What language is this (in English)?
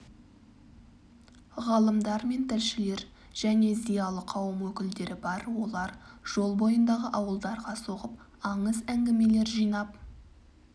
Kazakh